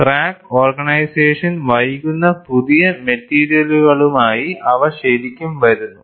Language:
Malayalam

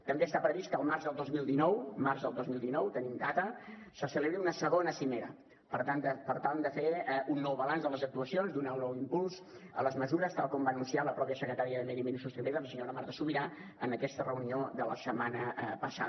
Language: Catalan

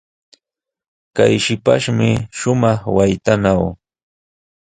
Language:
Sihuas Ancash Quechua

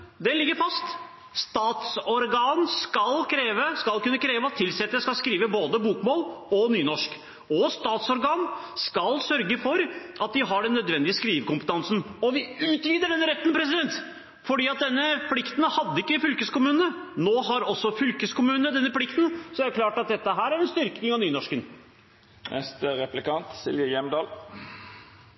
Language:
Norwegian Bokmål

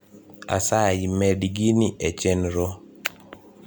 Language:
Luo (Kenya and Tanzania)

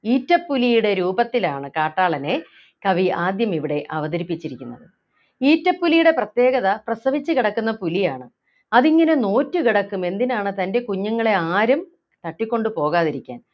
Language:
Malayalam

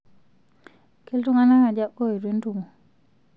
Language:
Masai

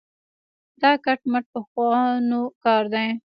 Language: Pashto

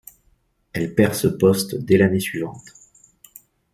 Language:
French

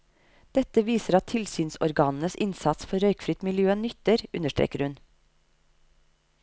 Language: Norwegian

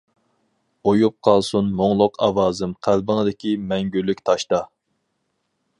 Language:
Uyghur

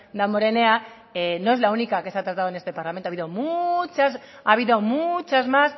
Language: Spanish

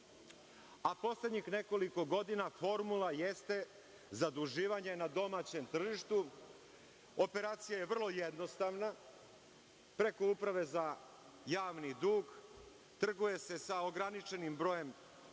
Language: Serbian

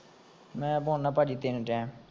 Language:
Punjabi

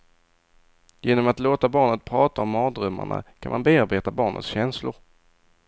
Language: Swedish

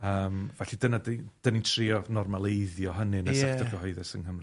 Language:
Welsh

